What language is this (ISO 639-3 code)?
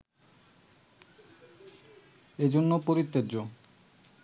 ben